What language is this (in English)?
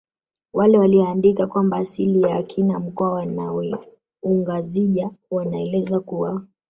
Swahili